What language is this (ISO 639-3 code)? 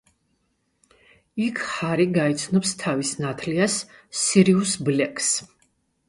kat